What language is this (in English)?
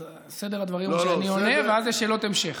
Hebrew